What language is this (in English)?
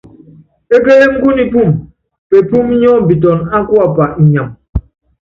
Yangben